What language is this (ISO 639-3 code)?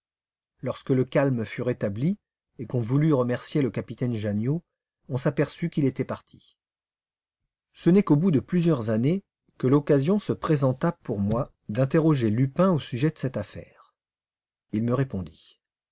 fra